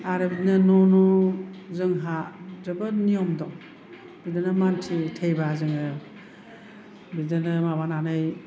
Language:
Bodo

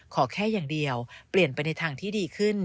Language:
Thai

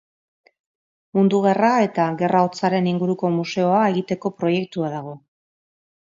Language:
Basque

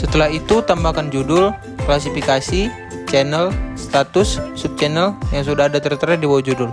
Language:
Indonesian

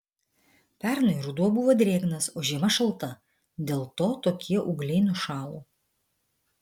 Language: Lithuanian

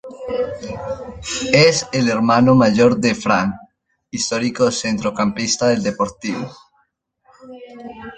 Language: Spanish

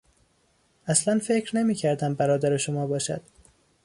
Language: Persian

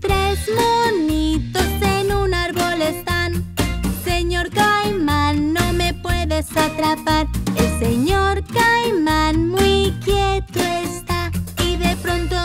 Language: Spanish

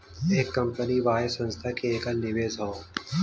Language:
Bhojpuri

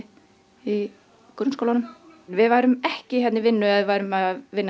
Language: Icelandic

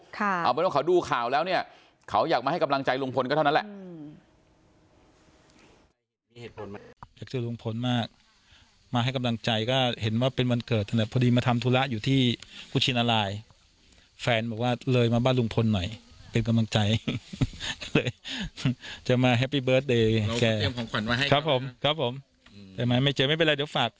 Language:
Thai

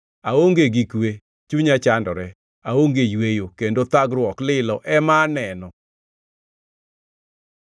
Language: Luo (Kenya and Tanzania)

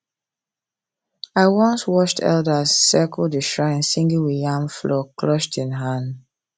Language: Nigerian Pidgin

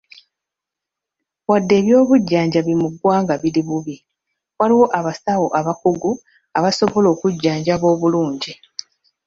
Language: Ganda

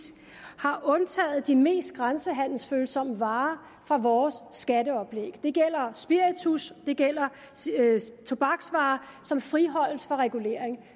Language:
Danish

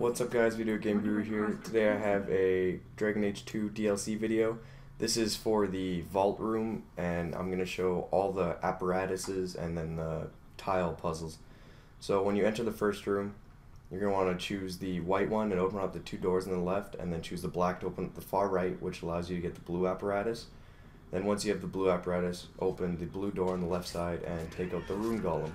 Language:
English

